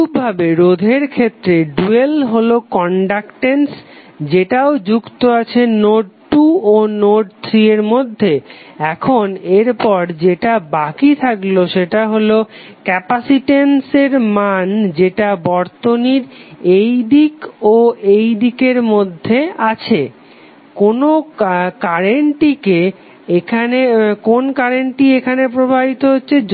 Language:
Bangla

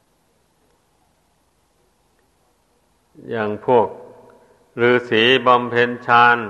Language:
Thai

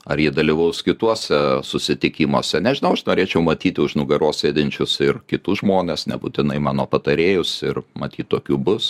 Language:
Lithuanian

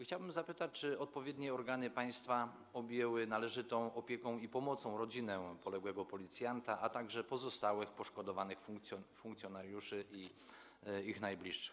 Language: Polish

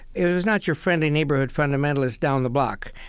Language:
English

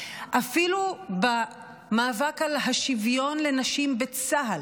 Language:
Hebrew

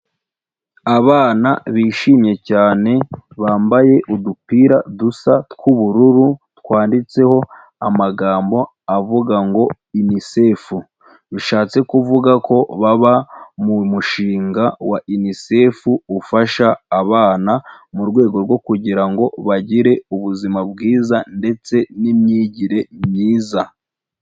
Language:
Kinyarwanda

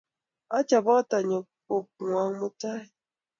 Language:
Kalenjin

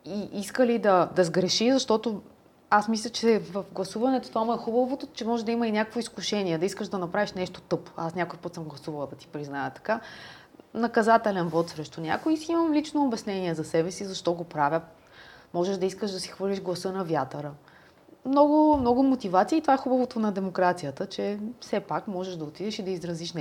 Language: Bulgarian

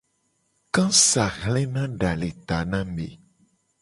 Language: Gen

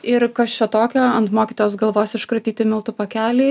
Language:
Lithuanian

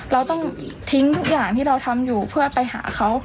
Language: Thai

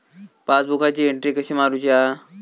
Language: Marathi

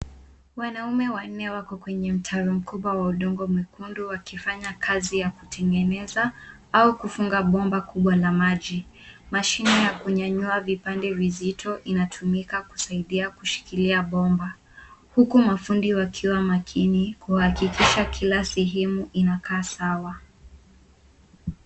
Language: Swahili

